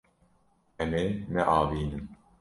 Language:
Kurdish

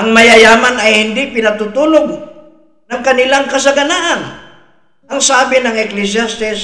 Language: Filipino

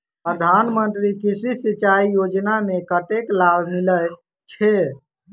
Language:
Maithili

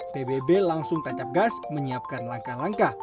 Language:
Indonesian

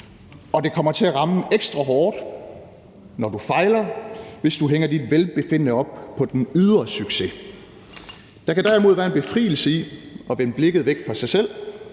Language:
Danish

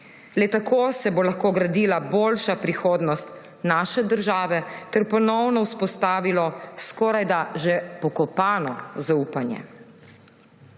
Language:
Slovenian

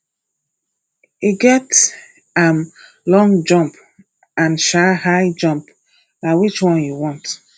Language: Nigerian Pidgin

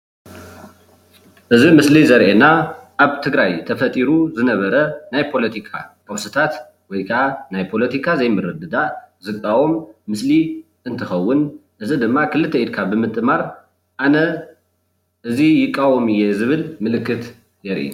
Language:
Tigrinya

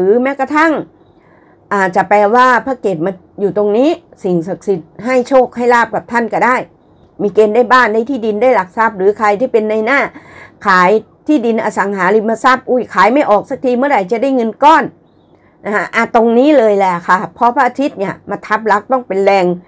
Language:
Thai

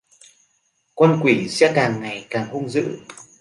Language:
Vietnamese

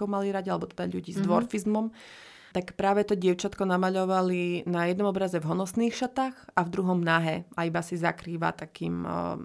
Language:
Slovak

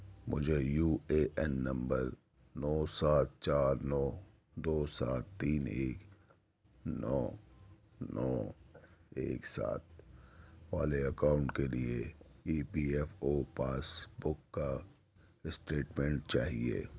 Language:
Urdu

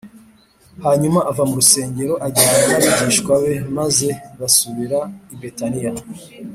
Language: Kinyarwanda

